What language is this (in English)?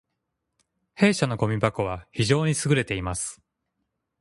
Japanese